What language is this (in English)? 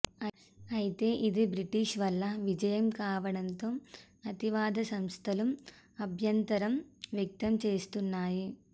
Telugu